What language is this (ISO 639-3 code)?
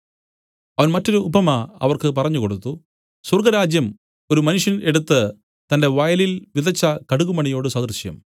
mal